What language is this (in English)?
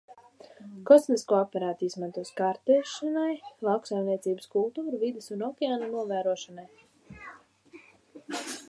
Latvian